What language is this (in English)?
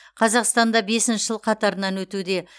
Kazakh